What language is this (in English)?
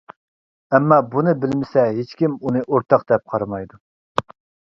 Uyghur